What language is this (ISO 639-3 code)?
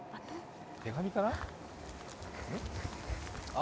jpn